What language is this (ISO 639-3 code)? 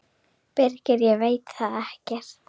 isl